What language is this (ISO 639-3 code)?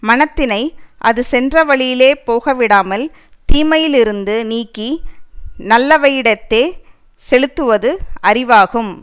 tam